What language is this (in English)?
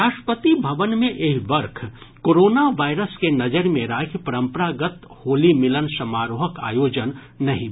Maithili